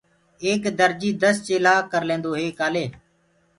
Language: Gurgula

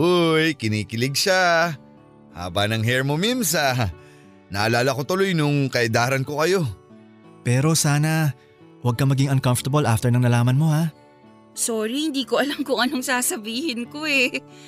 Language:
Filipino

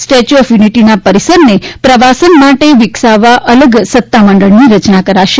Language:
Gujarati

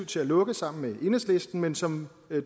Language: Danish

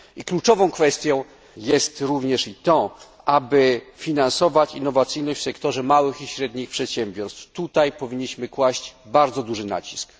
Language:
Polish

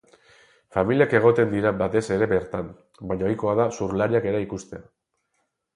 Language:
Basque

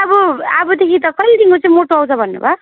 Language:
Nepali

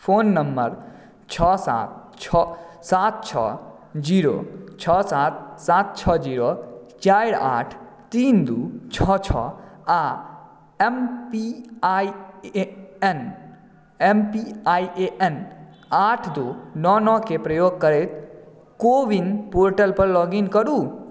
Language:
Maithili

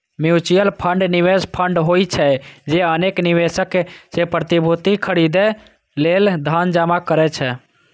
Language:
Maithili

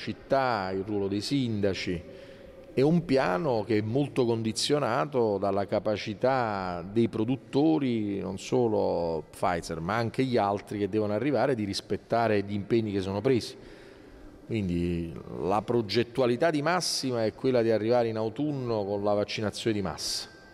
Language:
Italian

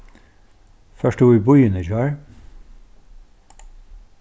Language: Faroese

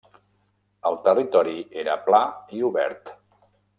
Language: Catalan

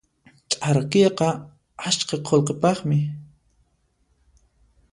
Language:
Puno Quechua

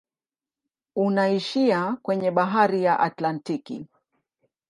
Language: Swahili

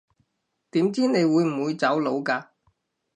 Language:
Cantonese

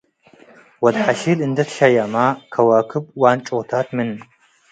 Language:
Tigre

